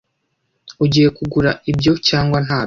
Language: Kinyarwanda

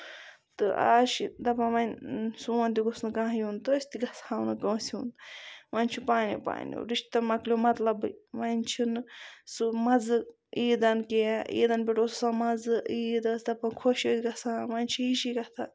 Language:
Kashmiri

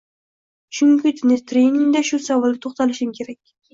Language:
Uzbek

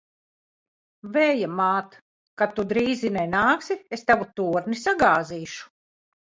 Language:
Latvian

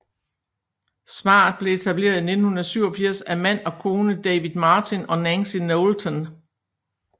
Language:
Danish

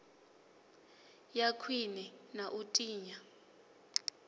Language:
Venda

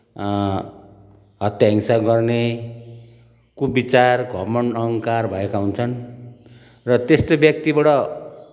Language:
Nepali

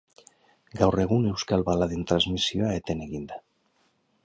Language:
Basque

